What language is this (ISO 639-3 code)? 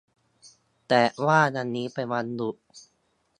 tha